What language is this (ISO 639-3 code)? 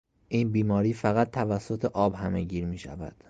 fas